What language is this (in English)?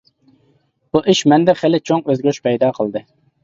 Uyghur